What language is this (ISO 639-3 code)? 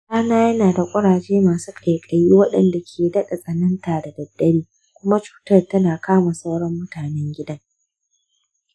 hau